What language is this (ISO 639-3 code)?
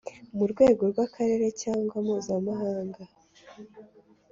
kin